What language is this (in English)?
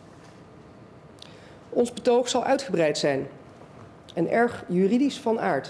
Dutch